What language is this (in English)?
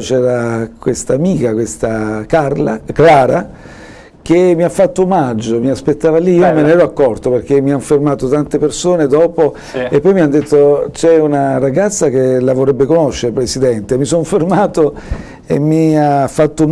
Italian